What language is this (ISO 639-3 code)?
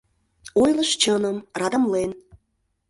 chm